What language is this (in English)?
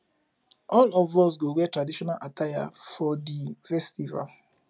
Nigerian Pidgin